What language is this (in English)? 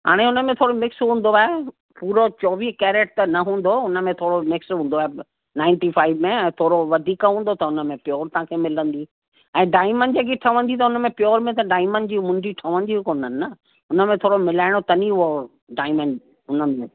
Sindhi